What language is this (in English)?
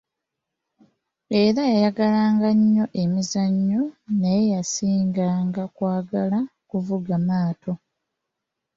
Ganda